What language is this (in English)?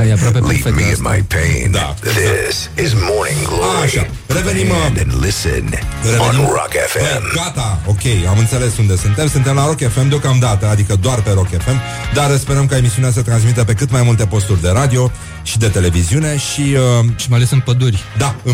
Romanian